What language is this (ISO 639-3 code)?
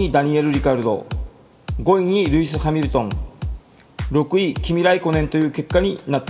jpn